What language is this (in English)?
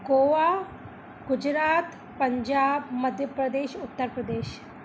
Sindhi